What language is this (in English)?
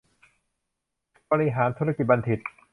Thai